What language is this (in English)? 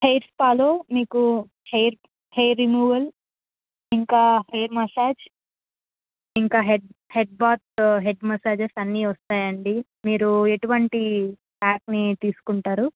Telugu